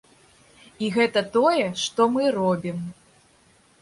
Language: Belarusian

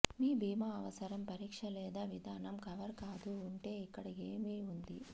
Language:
Telugu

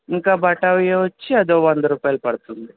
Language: Telugu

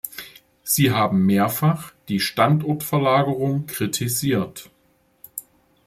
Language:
German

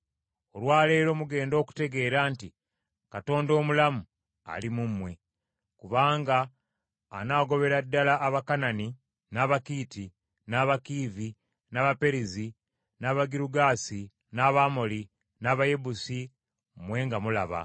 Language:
Ganda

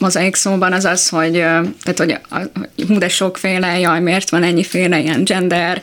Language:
Hungarian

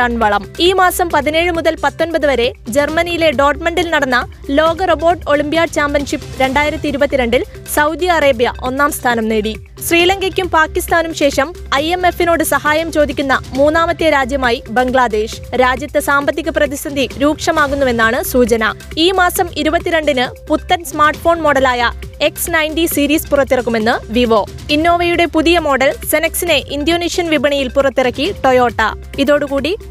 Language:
Malayalam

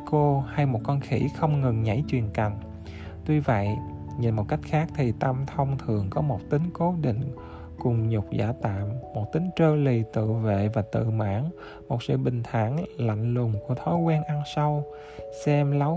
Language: Vietnamese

